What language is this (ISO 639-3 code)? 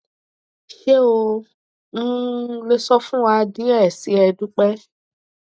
yor